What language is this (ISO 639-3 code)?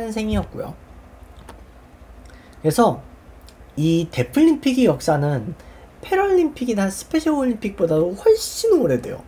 kor